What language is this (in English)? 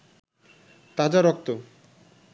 Bangla